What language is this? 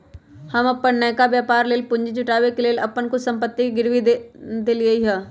Magahi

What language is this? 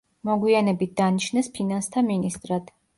Georgian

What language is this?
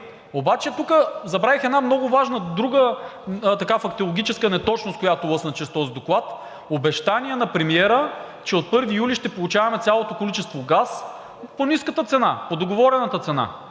Bulgarian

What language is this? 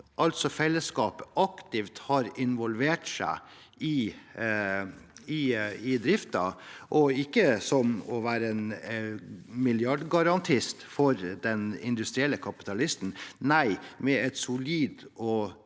Norwegian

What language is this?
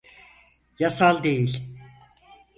Turkish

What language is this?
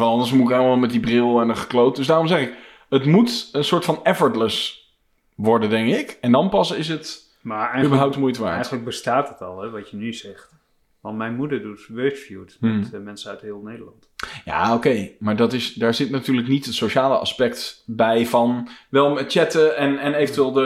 Dutch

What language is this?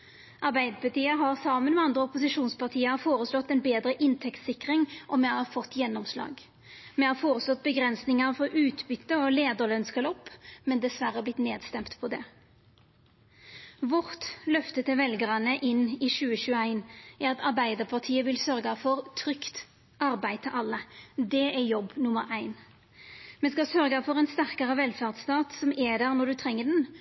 Norwegian Nynorsk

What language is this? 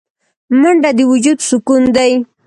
Pashto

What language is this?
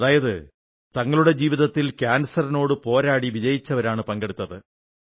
Malayalam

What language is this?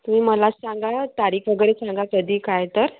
Marathi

